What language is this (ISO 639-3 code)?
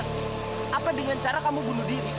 ind